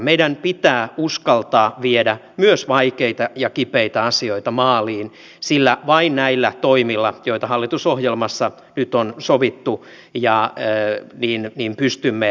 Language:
Finnish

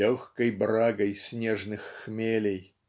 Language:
Russian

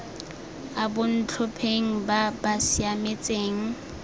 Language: Tswana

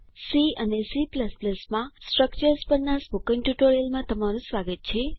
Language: Gujarati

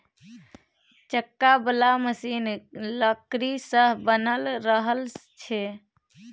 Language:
Maithili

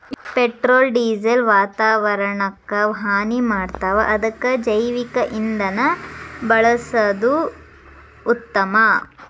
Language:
Kannada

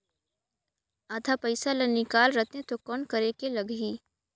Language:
Chhattisgarhi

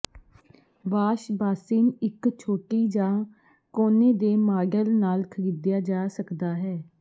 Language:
Punjabi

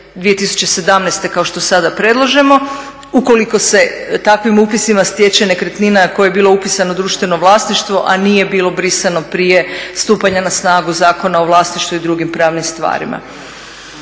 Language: Croatian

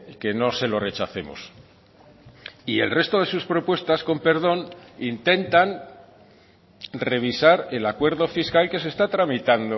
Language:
Spanish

